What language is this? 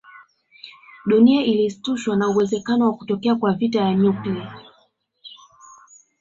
Swahili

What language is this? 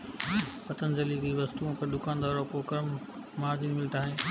Hindi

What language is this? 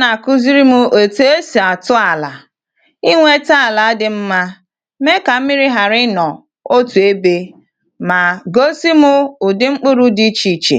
Igbo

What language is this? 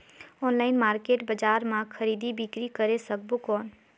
Chhattisgarhi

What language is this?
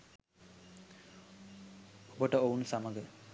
Sinhala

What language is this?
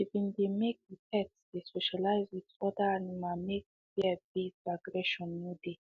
Nigerian Pidgin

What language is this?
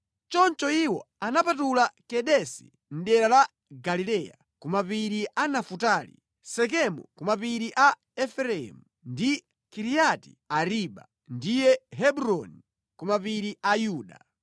Nyanja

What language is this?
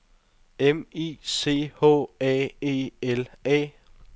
Danish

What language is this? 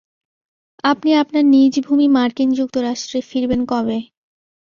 Bangla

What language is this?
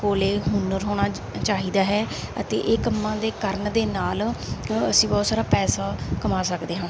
Punjabi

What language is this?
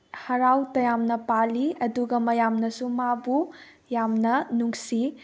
Manipuri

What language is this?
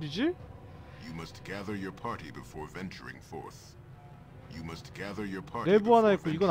Korean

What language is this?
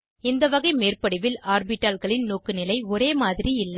Tamil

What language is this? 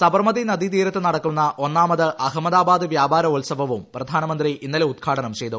Malayalam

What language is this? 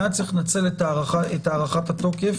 Hebrew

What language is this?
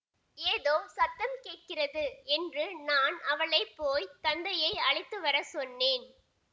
Tamil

